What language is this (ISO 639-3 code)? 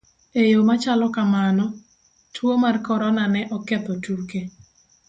luo